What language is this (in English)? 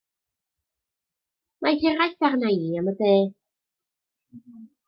Welsh